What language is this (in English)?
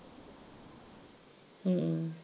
Punjabi